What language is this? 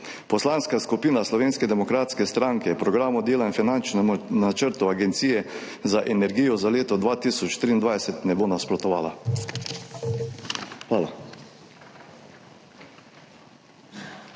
Slovenian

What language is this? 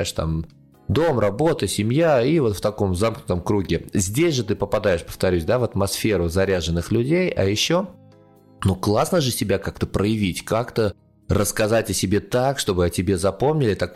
Russian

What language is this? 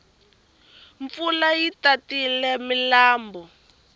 Tsonga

